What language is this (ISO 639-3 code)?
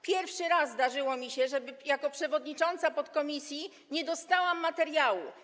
pol